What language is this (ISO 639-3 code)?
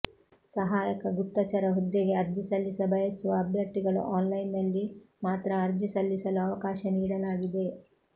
kan